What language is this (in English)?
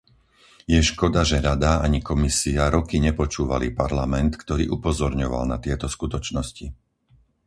Slovak